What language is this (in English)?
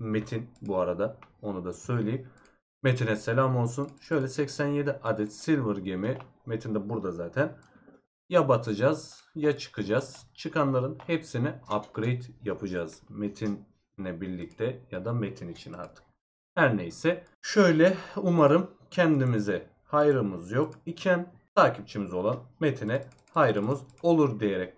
Turkish